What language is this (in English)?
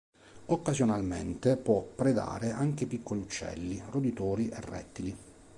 Italian